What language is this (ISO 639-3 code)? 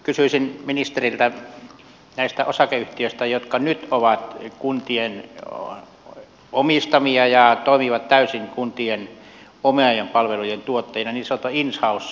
fin